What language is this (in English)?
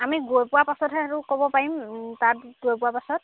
Assamese